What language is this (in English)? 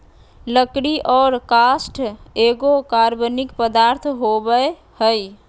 Magahi